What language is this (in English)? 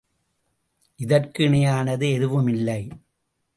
Tamil